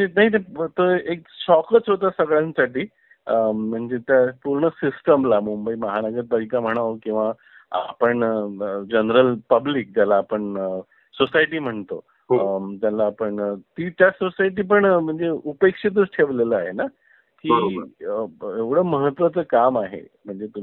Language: Marathi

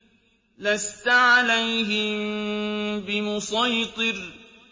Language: Arabic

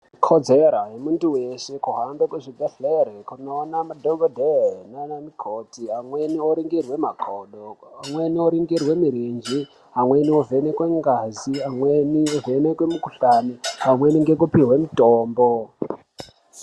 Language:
Ndau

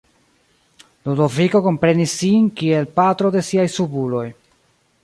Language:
Esperanto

